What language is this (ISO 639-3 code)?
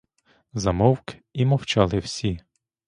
ukr